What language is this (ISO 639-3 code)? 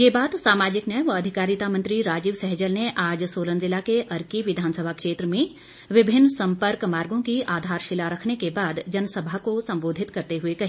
hin